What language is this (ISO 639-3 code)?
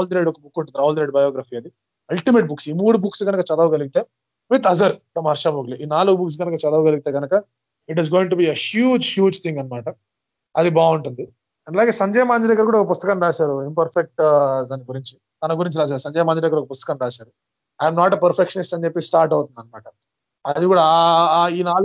tel